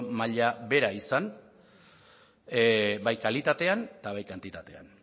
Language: Basque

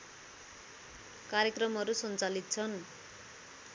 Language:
Nepali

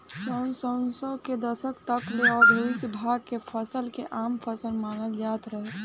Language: Bhojpuri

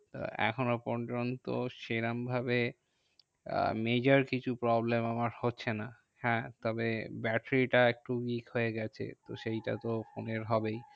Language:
Bangla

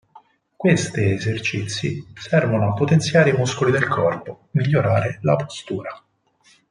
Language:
Italian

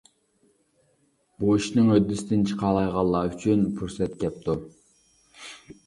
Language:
Uyghur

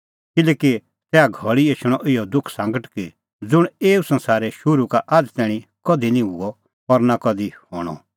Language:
Kullu Pahari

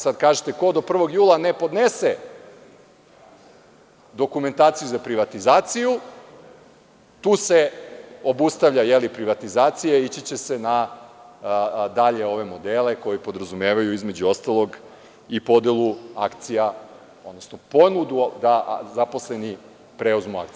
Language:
Serbian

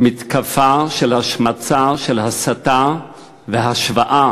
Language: Hebrew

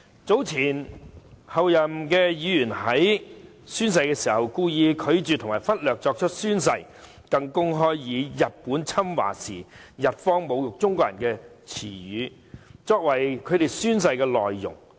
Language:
Cantonese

